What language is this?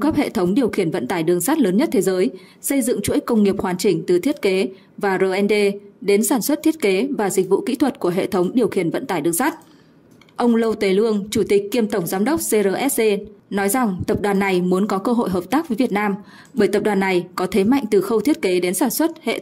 Vietnamese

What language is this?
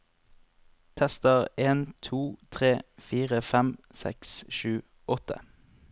Norwegian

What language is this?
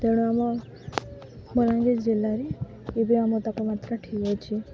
Odia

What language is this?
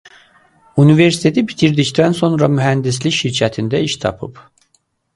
Azerbaijani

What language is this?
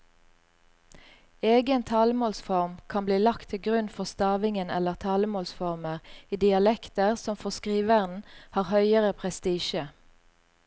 Norwegian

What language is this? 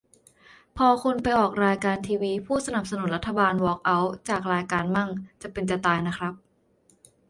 Thai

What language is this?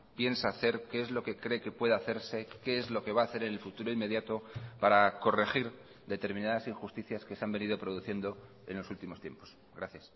Spanish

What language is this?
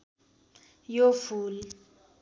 Nepali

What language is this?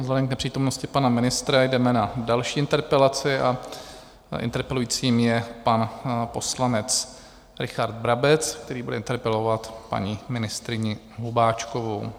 Czech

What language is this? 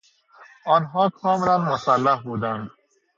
Persian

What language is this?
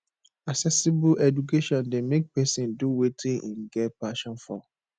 Nigerian Pidgin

